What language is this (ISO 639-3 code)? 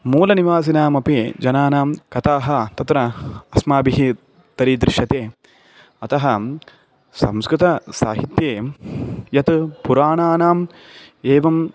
san